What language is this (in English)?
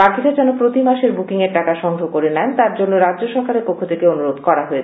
Bangla